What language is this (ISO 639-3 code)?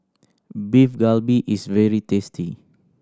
eng